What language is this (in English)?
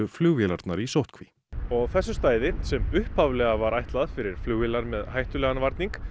Icelandic